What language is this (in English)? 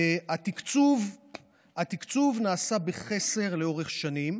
Hebrew